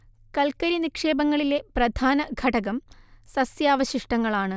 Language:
Malayalam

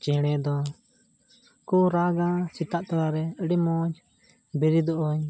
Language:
Santali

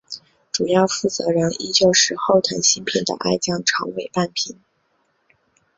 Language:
Chinese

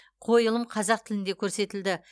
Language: Kazakh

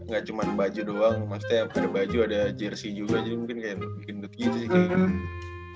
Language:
Indonesian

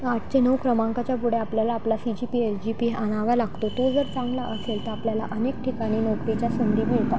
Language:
Marathi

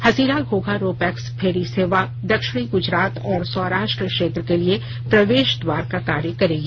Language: Hindi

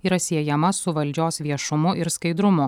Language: Lithuanian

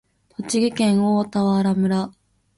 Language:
Japanese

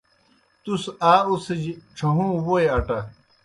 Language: Kohistani Shina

